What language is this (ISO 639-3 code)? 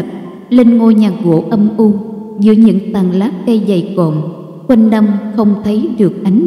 vie